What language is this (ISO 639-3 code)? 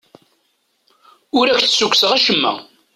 kab